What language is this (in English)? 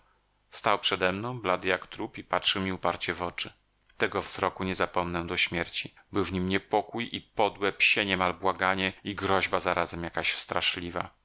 Polish